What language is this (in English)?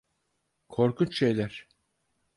Turkish